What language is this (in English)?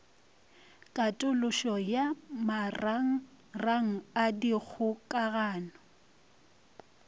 Northern Sotho